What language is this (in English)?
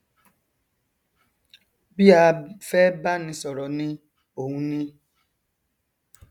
Yoruba